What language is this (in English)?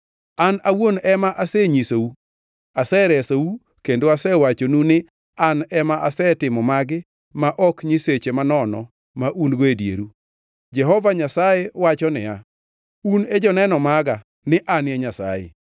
Luo (Kenya and Tanzania)